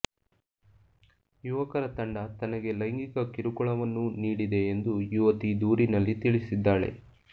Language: Kannada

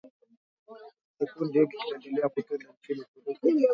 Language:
Swahili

